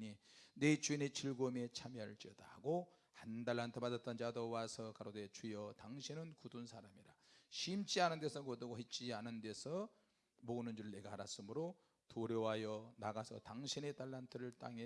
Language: Korean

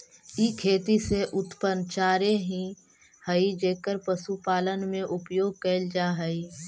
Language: Magahi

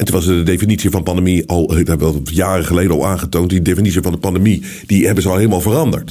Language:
Dutch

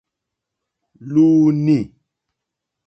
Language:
Mokpwe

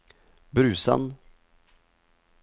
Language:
Norwegian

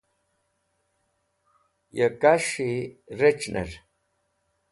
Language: Wakhi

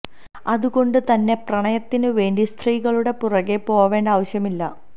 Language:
Malayalam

